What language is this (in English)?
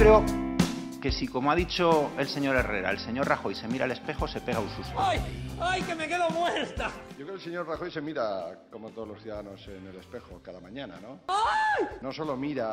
Spanish